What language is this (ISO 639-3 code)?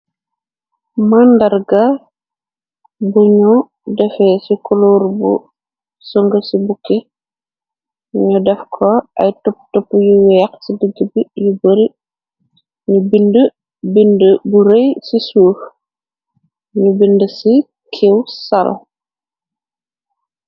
wol